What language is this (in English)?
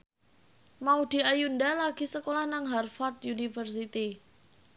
Javanese